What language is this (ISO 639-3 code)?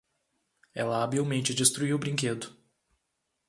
por